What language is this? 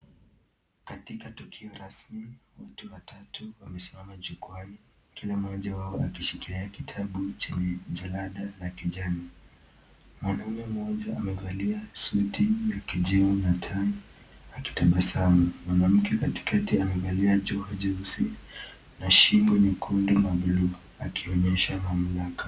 Swahili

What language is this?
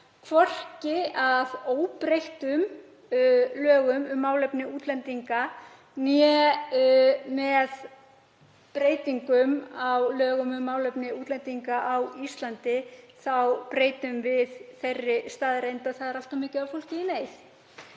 Icelandic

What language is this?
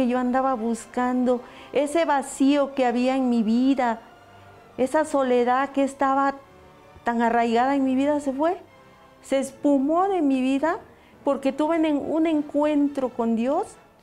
Spanish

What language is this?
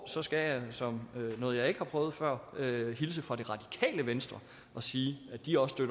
Danish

